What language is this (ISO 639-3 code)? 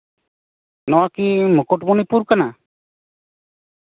sat